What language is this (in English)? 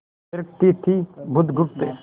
Hindi